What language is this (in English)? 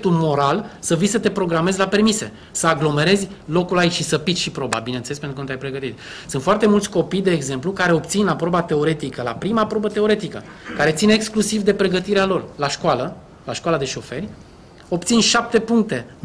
Romanian